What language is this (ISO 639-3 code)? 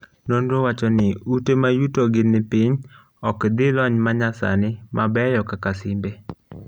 luo